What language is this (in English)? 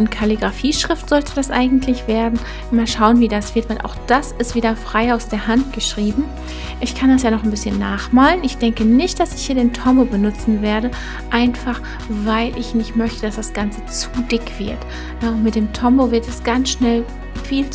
German